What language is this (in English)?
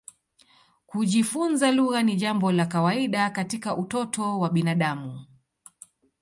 Swahili